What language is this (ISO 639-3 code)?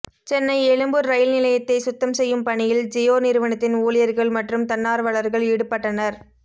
tam